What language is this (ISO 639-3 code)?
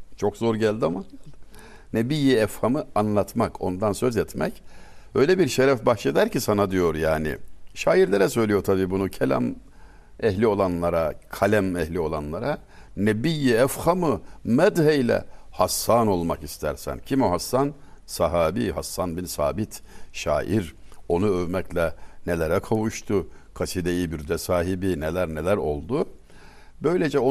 tur